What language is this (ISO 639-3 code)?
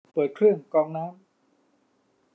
tha